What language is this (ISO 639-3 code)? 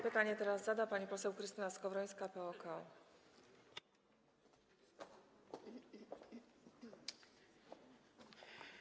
pol